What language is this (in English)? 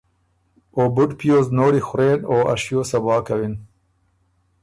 Ormuri